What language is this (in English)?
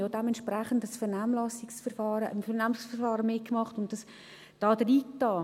Swiss German